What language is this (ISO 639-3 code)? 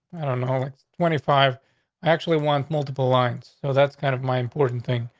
eng